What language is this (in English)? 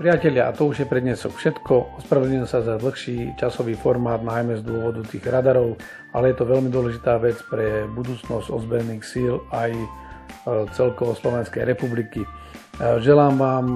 Slovak